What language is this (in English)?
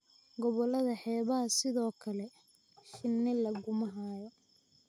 Somali